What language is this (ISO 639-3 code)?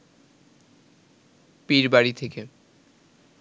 ben